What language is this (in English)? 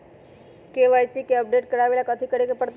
Magahi